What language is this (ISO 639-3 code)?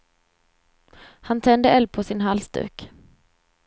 swe